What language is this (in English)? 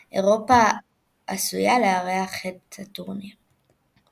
Hebrew